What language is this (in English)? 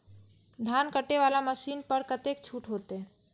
Maithili